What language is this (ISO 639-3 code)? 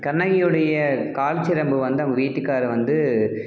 tam